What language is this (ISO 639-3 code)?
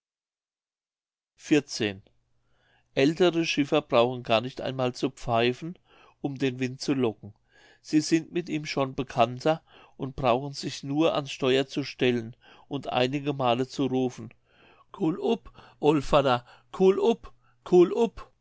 deu